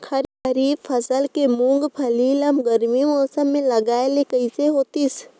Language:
Chhattisgarhi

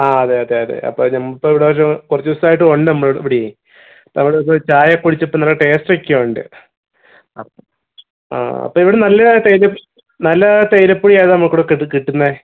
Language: Malayalam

